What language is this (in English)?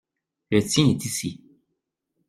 French